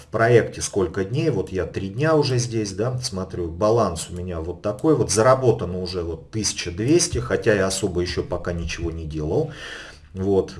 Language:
Russian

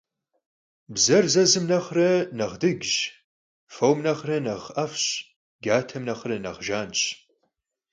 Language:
Kabardian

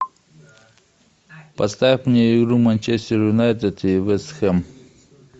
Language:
Russian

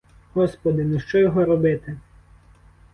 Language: Ukrainian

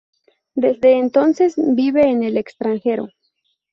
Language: Spanish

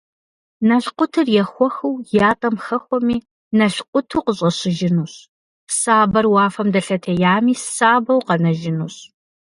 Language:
Kabardian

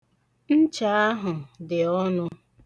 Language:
Igbo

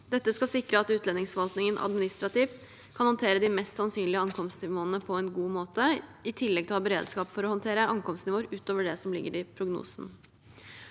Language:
Norwegian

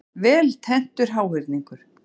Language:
Icelandic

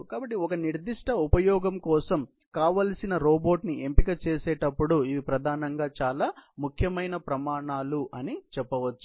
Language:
Telugu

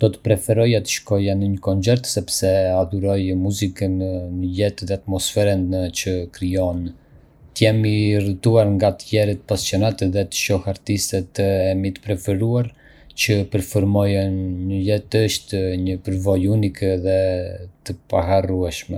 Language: Arbëreshë Albanian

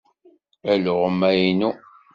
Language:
Kabyle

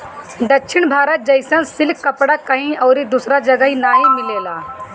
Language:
Bhojpuri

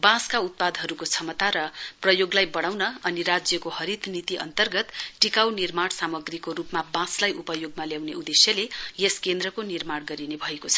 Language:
Nepali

